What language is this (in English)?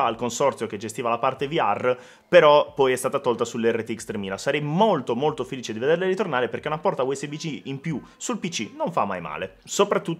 Italian